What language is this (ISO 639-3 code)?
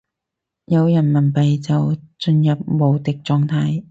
yue